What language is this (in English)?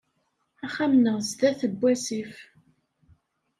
Kabyle